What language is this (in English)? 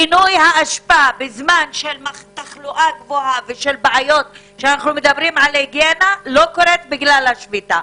Hebrew